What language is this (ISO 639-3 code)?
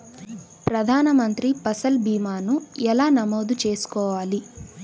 tel